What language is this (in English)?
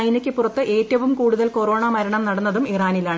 Malayalam